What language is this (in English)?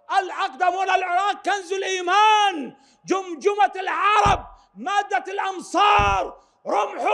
Arabic